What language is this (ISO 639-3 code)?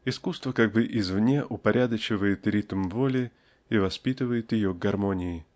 rus